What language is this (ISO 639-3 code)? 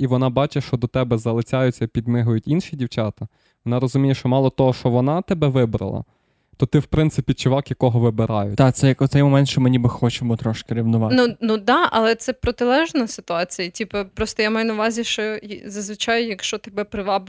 ukr